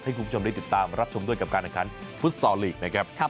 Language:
Thai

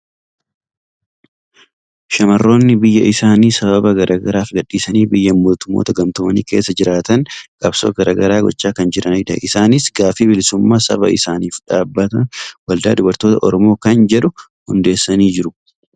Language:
Oromo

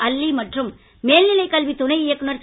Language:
Tamil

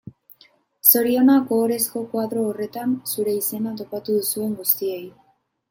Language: Basque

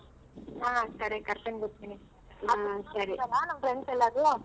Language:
Kannada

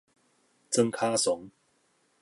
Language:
Min Nan Chinese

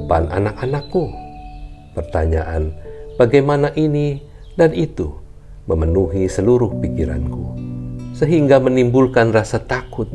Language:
Indonesian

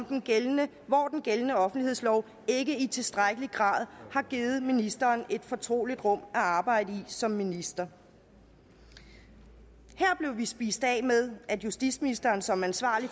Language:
Danish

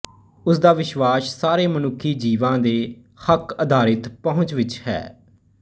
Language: Punjabi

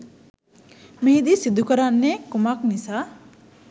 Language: Sinhala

